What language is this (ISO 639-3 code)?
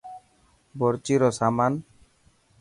mki